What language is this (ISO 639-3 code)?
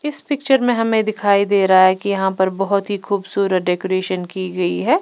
hin